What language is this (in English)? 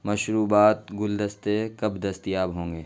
Urdu